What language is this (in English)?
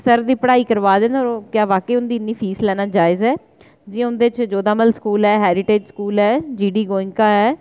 Dogri